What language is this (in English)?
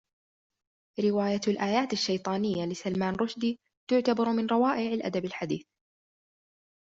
Arabic